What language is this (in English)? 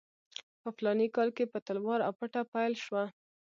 Pashto